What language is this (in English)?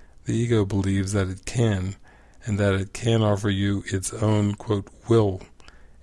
English